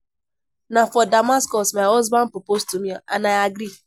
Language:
Nigerian Pidgin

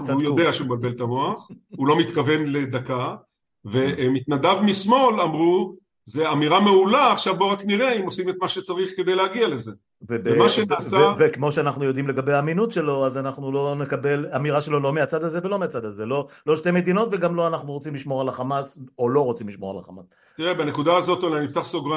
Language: Hebrew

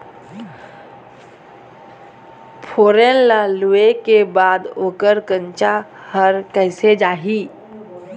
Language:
Chhattisgarhi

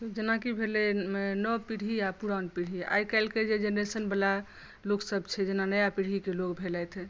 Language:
Maithili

